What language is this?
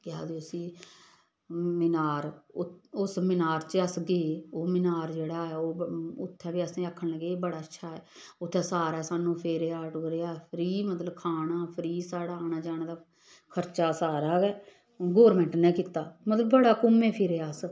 Dogri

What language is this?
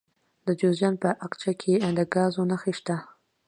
Pashto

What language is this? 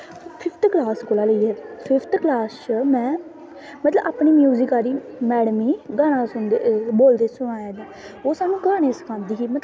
Dogri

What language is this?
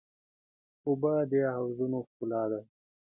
Pashto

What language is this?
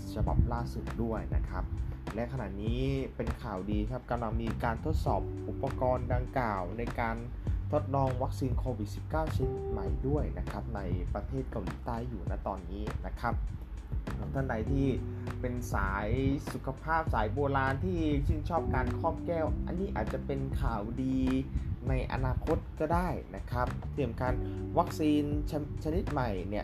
Thai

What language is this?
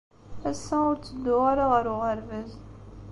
Kabyle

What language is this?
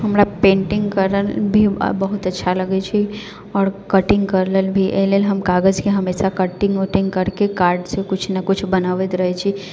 Maithili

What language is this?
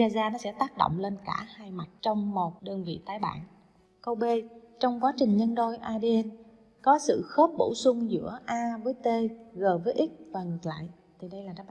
Vietnamese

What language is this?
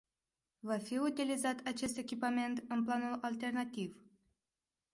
Romanian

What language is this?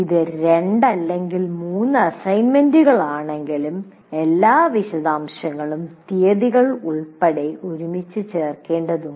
Malayalam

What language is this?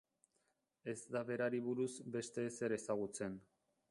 Basque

